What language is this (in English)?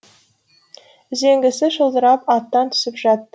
Kazakh